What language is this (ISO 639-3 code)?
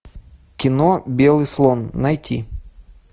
rus